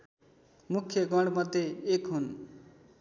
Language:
Nepali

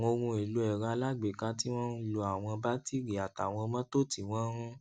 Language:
Yoruba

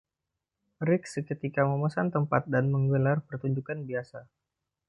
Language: Indonesian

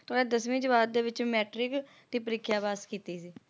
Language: Punjabi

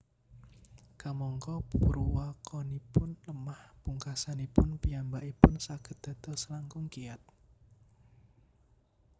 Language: Javanese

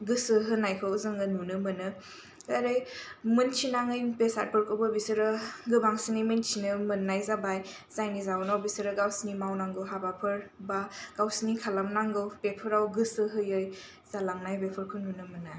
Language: Bodo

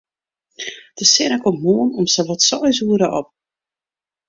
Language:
Western Frisian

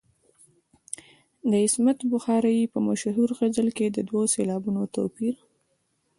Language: Pashto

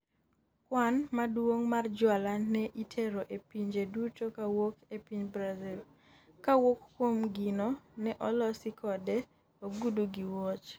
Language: Luo (Kenya and Tanzania)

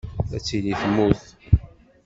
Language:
Kabyle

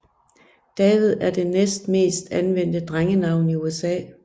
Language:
Danish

